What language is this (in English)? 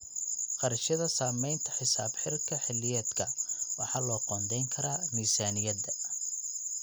Somali